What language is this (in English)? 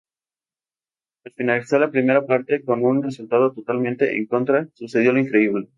Spanish